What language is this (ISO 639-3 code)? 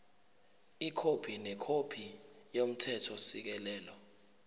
zul